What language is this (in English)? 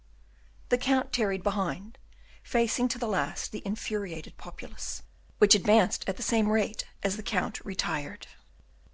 English